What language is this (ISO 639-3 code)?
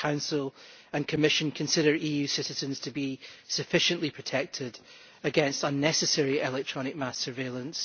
eng